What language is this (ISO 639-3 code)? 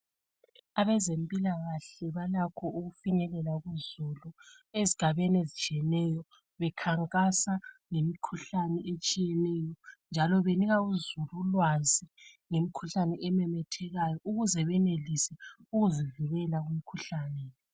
nde